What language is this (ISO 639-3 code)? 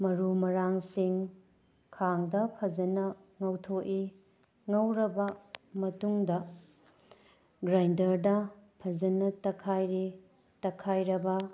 mni